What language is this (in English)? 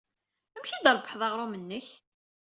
Kabyle